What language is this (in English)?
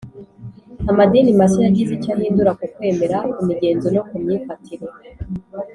Kinyarwanda